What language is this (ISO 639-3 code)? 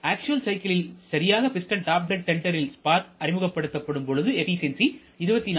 tam